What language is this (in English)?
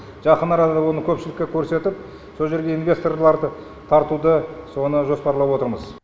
Kazakh